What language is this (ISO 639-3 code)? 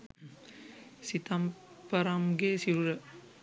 sin